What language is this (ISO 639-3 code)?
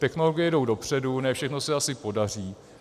ces